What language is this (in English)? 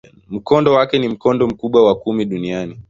Swahili